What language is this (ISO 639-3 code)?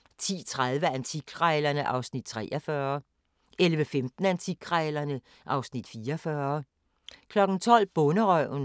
dan